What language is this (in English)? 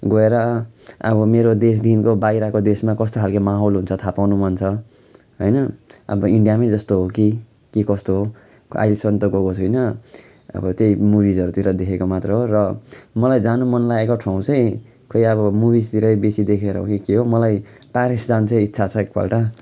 Nepali